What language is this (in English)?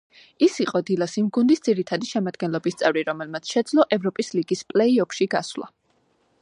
Georgian